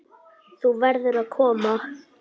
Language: Icelandic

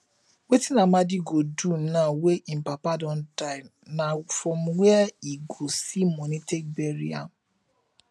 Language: Nigerian Pidgin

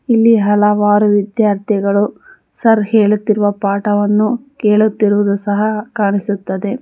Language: Kannada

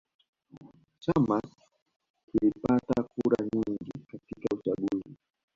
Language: Swahili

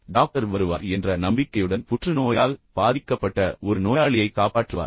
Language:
Tamil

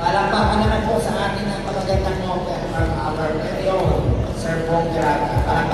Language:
Filipino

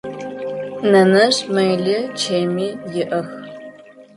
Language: Adyghe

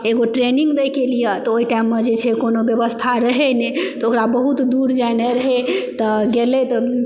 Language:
Maithili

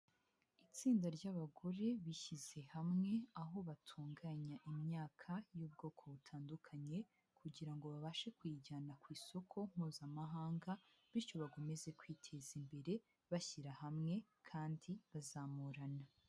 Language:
Kinyarwanda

